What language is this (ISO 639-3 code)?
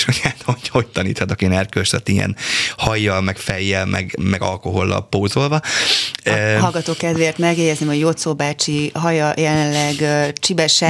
hun